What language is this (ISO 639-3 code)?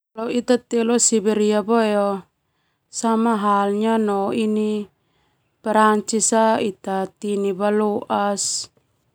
twu